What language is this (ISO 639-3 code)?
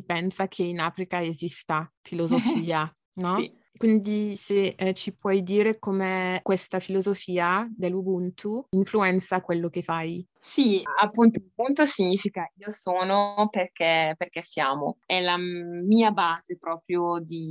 ita